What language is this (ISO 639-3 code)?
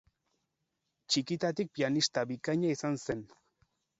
eus